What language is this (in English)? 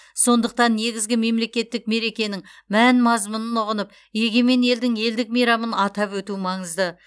Kazakh